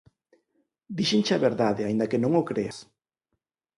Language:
Galician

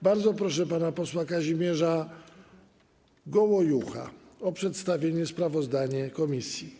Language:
Polish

